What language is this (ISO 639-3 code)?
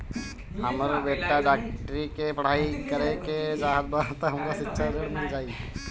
bho